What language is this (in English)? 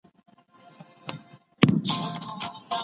Pashto